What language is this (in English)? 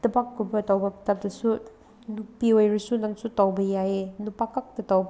Manipuri